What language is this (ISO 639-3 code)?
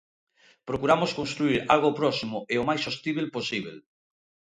glg